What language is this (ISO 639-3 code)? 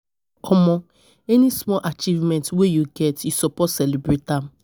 pcm